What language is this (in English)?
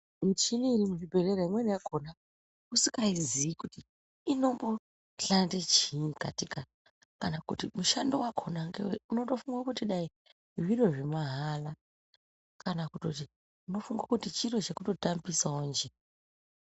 Ndau